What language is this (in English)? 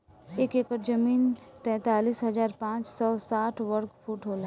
Bhojpuri